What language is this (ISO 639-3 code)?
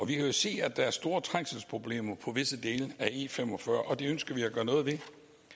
dan